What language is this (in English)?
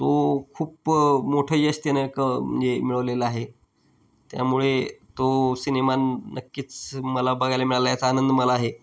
Marathi